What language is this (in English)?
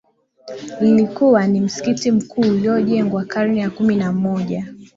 Swahili